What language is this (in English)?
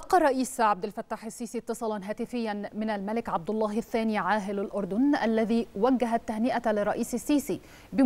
Arabic